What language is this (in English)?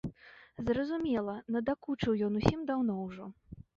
Belarusian